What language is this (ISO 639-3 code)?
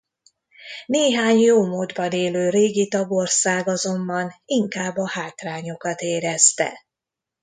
hun